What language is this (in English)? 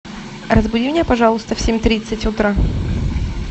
Russian